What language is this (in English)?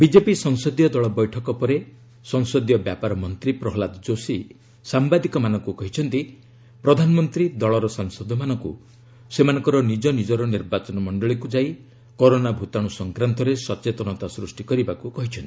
Odia